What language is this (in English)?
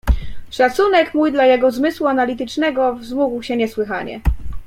Polish